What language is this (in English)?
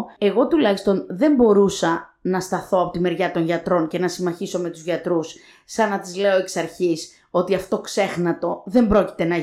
Greek